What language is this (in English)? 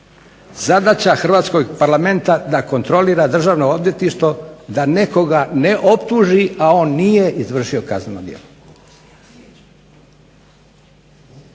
Croatian